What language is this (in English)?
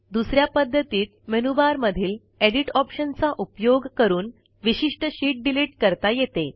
Marathi